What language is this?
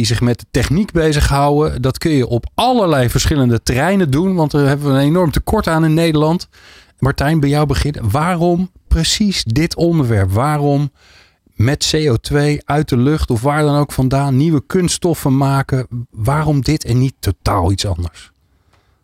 Dutch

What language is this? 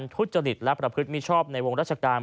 Thai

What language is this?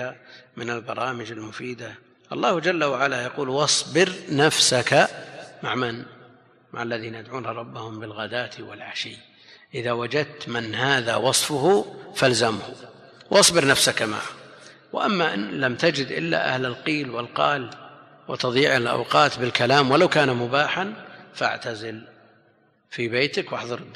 Arabic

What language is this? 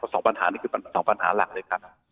Thai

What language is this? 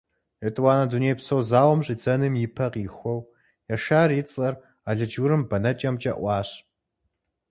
Kabardian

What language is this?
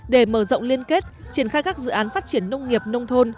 Vietnamese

